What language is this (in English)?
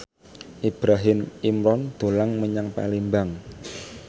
Javanese